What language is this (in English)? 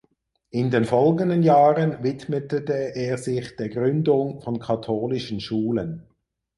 German